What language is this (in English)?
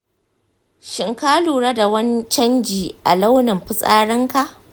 Hausa